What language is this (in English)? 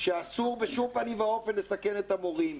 Hebrew